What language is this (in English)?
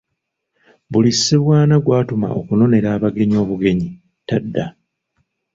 Ganda